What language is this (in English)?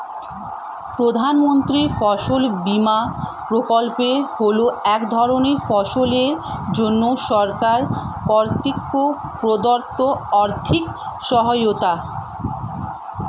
Bangla